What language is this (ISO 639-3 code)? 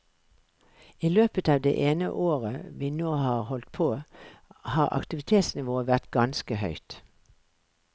nor